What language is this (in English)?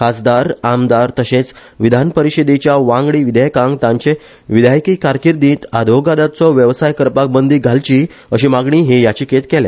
Konkani